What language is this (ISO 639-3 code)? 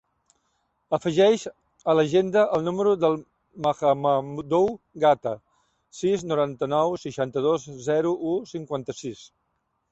cat